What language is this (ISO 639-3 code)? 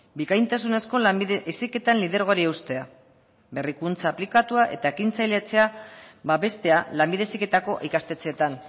eus